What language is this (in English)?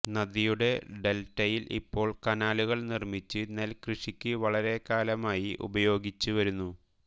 Malayalam